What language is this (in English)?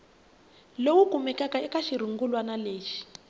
Tsonga